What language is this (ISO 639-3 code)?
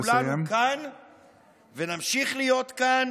heb